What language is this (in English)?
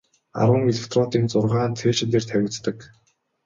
Mongolian